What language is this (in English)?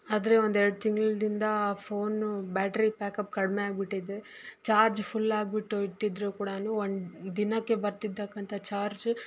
Kannada